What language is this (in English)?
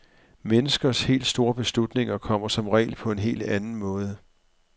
Danish